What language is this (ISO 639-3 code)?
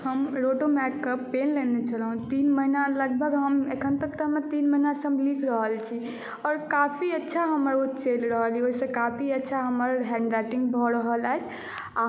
mai